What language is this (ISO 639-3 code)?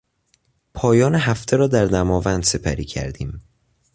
fas